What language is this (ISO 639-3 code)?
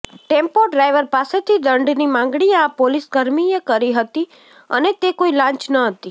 guj